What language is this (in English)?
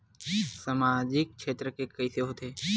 Chhattisgarhi